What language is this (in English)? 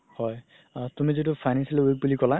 Assamese